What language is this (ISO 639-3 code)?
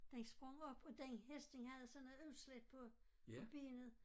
dan